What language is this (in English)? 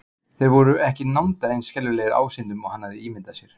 Icelandic